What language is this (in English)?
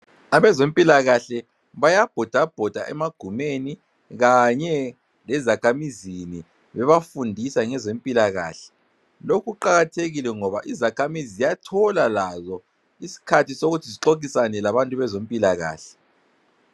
North Ndebele